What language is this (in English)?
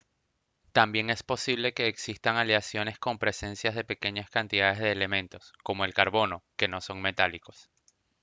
Spanish